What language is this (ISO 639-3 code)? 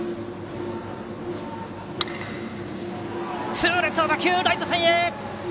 jpn